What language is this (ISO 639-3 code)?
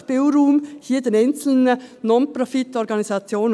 gsw